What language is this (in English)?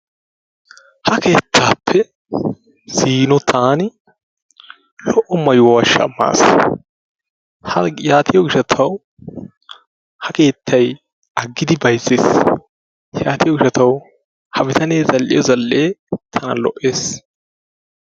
Wolaytta